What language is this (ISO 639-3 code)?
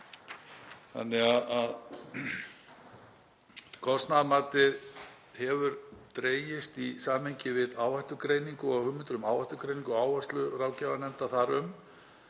isl